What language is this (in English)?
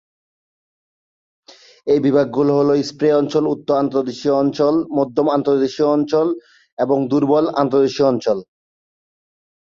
Bangla